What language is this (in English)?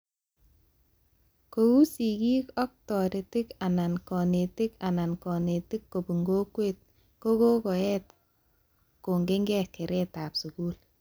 Kalenjin